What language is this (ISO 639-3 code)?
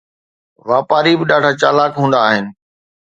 snd